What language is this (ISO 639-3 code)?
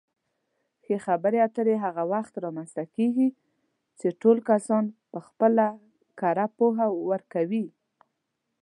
pus